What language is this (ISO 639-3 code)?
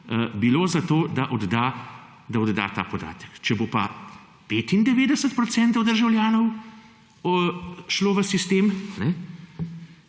slv